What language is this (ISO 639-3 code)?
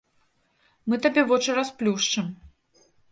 bel